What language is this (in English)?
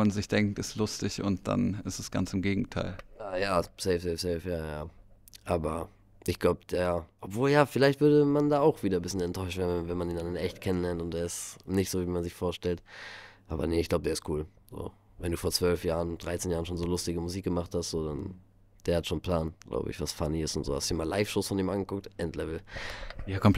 German